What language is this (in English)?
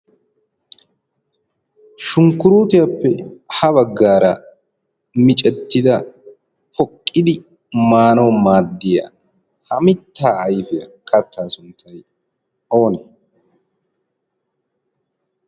Wolaytta